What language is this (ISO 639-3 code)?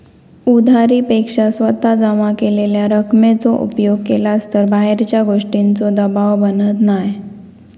mar